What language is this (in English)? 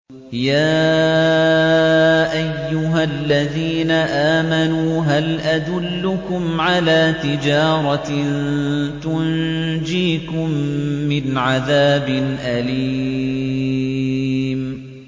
Arabic